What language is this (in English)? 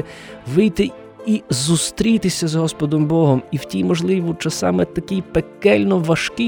Ukrainian